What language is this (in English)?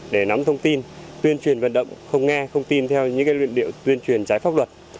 Vietnamese